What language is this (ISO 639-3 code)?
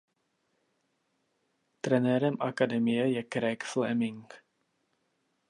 ces